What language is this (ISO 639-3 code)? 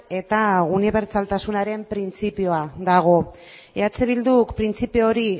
eus